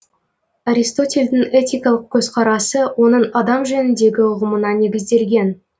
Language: Kazakh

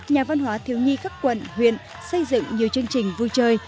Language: Vietnamese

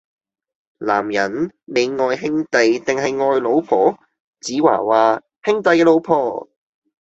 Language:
Cantonese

